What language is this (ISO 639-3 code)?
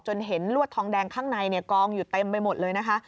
tha